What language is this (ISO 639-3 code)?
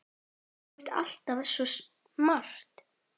isl